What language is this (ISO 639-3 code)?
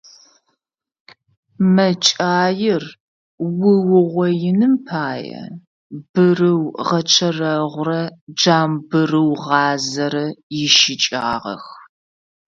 ady